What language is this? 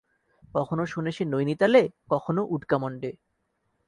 Bangla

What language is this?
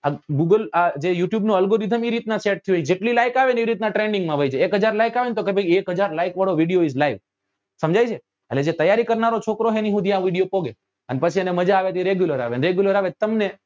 Gujarati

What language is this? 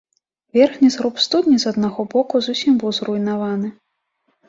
Belarusian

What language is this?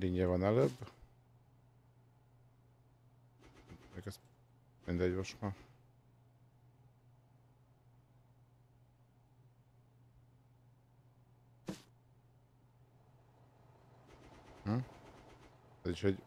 Hungarian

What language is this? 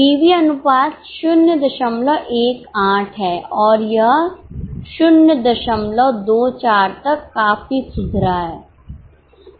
Hindi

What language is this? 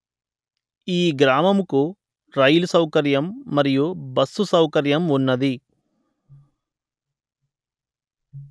Telugu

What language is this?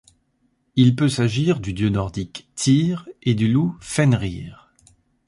French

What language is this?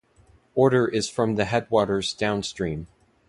English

